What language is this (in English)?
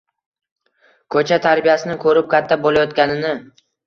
Uzbek